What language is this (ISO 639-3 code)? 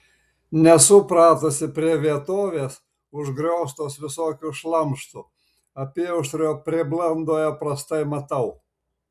lit